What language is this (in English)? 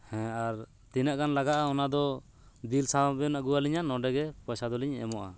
Santali